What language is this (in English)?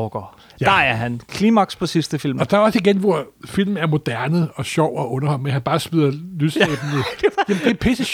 Danish